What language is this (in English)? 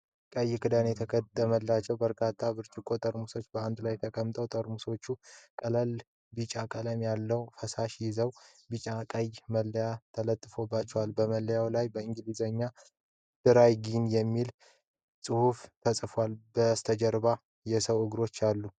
Amharic